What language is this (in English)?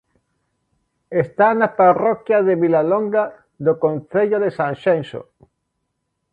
Galician